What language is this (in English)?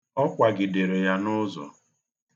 Igbo